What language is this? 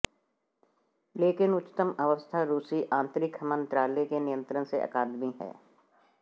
Hindi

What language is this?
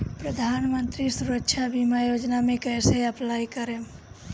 Bhojpuri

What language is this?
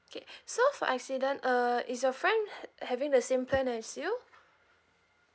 English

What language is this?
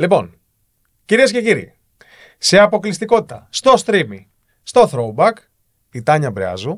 Greek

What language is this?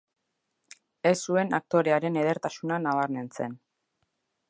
Basque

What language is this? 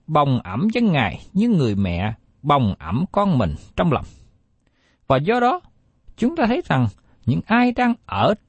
Vietnamese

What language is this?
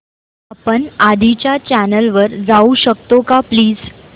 Marathi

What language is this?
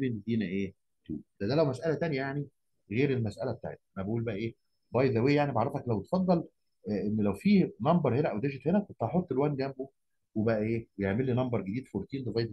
Arabic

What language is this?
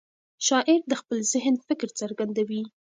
Pashto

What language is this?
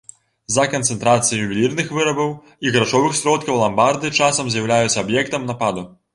Belarusian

